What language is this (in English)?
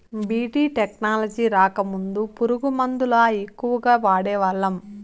Telugu